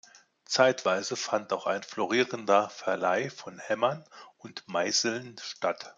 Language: German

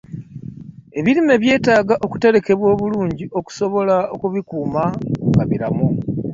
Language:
Ganda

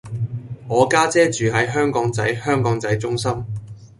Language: Cantonese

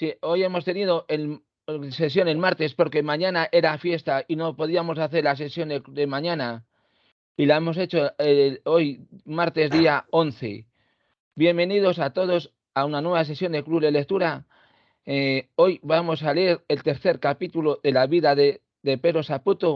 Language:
Spanish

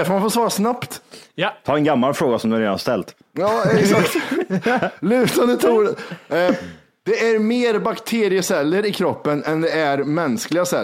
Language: Swedish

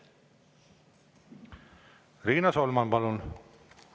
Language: Estonian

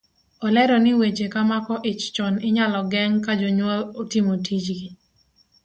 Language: Luo (Kenya and Tanzania)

